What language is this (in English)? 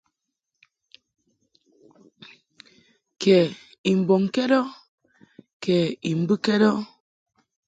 Mungaka